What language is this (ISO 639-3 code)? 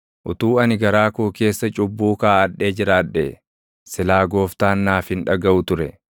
orm